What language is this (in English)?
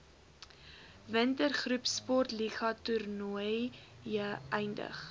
Afrikaans